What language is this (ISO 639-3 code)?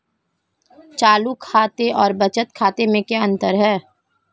hin